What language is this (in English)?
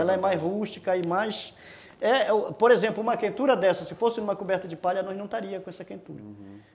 Portuguese